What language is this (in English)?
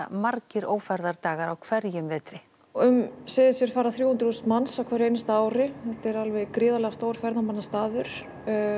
Icelandic